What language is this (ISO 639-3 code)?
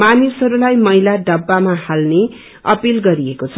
nep